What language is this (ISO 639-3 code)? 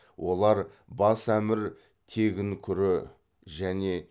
kaz